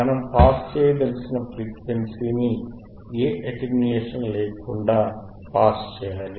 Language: Telugu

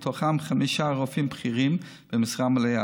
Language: Hebrew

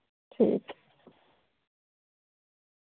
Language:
Dogri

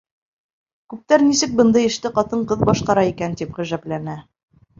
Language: Bashkir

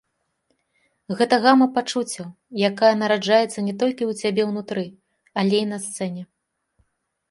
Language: Belarusian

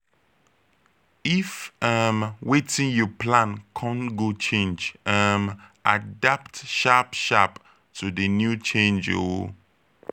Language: Nigerian Pidgin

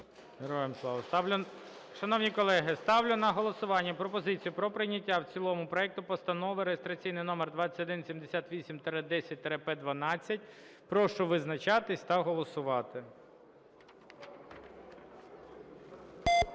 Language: Ukrainian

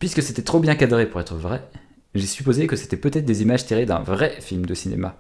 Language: French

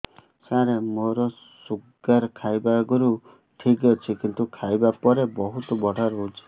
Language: Odia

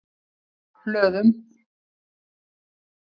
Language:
Icelandic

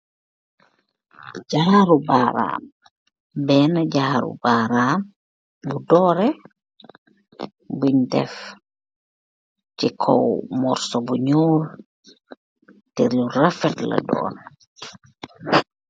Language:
Wolof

